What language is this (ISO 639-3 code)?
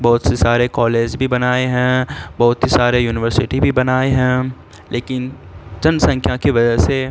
urd